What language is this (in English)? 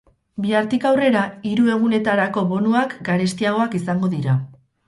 Basque